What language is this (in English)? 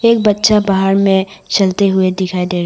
Hindi